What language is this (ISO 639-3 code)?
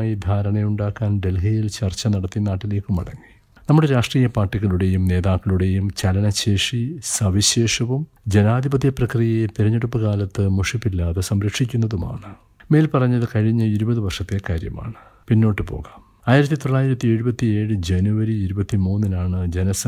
mal